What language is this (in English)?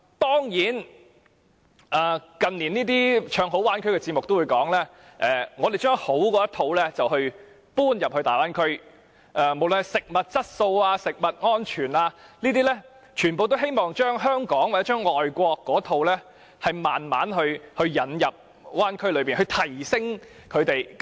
Cantonese